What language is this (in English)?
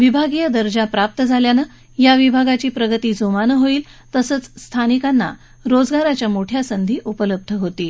Marathi